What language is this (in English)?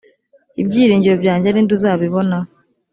Kinyarwanda